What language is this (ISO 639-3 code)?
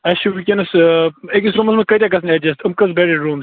kas